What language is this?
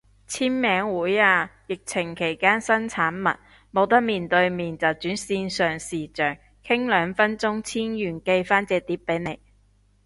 Cantonese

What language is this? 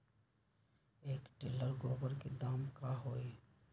Magahi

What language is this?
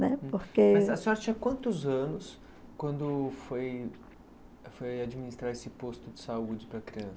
Portuguese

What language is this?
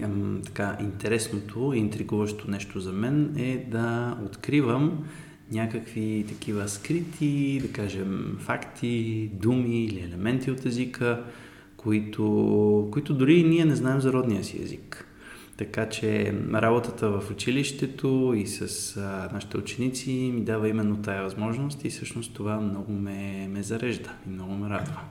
Bulgarian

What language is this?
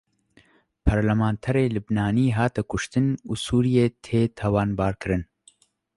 Kurdish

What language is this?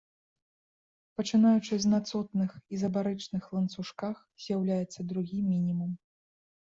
Belarusian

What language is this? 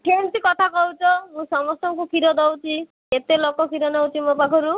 Odia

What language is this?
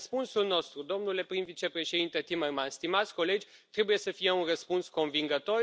Romanian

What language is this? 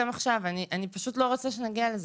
Hebrew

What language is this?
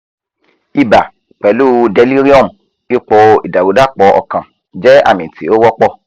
Yoruba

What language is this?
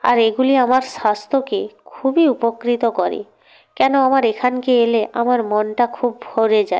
Bangla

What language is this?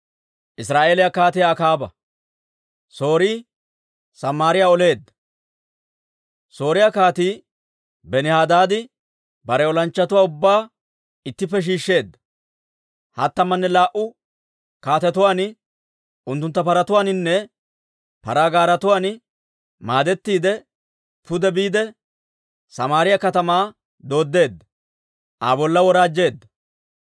Dawro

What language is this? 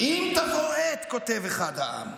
Hebrew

